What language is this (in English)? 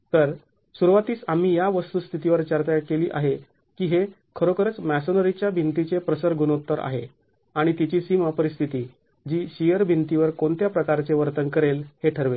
Marathi